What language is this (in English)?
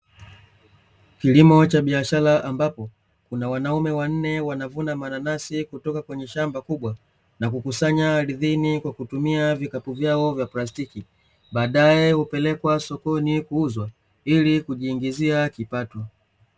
Swahili